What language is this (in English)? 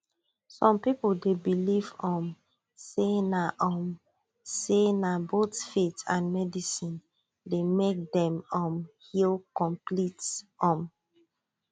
Nigerian Pidgin